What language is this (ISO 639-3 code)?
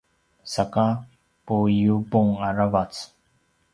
pwn